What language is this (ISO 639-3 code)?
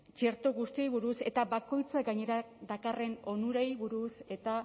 eus